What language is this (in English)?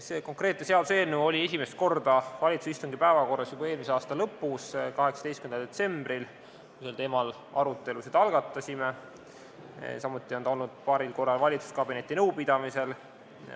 Estonian